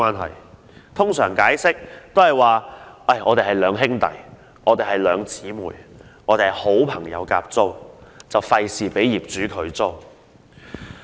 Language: Cantonese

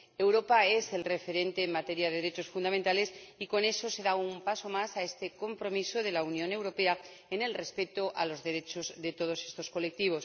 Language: Spanish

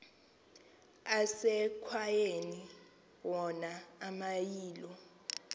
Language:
Xhosa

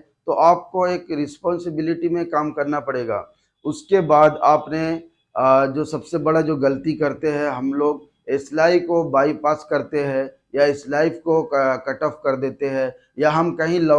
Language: Hindi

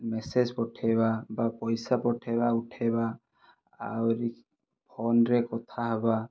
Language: Odia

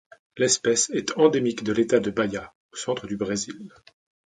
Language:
French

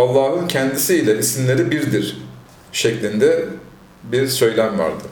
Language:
Turkish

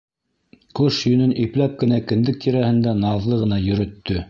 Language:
Bashkir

